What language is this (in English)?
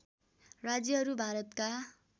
Nepali